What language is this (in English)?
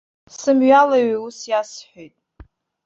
Abkhazian